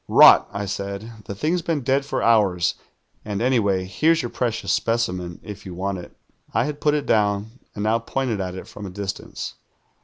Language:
English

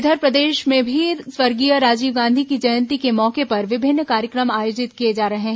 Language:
Hindi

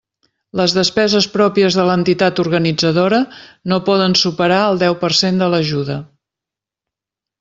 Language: Catalan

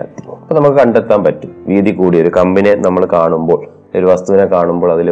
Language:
Malayalam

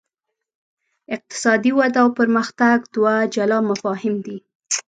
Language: Pashto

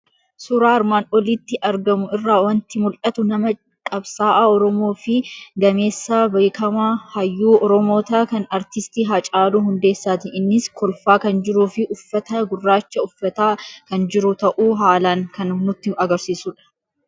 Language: Oromo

